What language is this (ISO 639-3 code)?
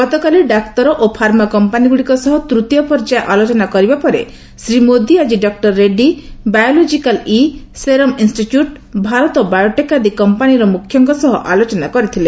ori